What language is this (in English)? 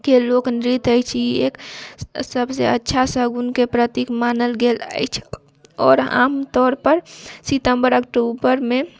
Maithili